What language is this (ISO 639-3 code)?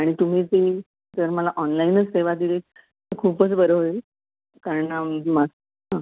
mar